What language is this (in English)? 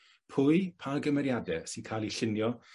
Welsh